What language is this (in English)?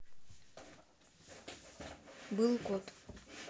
Russian